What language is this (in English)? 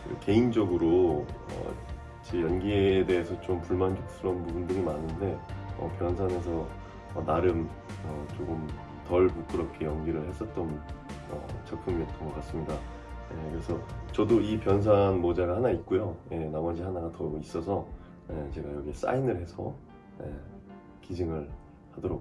Korean